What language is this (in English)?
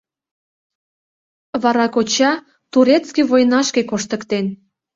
Mari